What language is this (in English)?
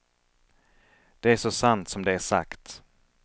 Swedish